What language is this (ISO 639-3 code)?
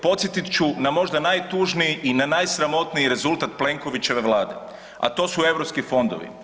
hrv